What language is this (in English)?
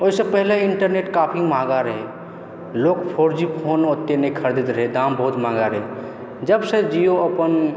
Maithili